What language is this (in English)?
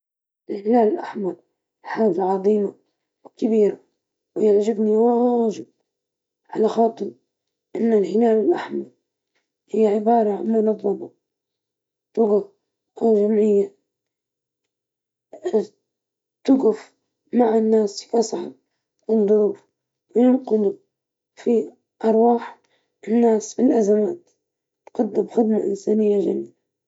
Libyan Arabic